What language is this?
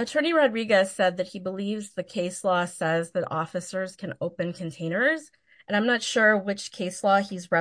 English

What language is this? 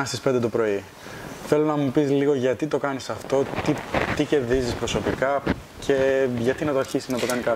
Greek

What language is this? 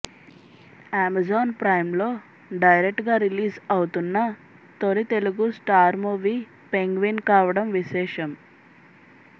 Telugu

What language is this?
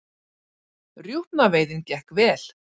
Icelandic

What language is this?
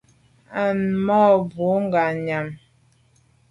Medumba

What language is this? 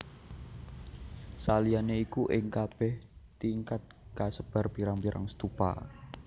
Javanese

